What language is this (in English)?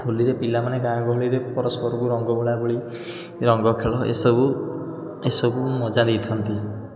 Odia